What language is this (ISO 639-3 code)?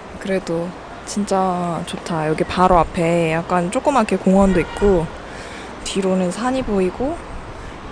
kor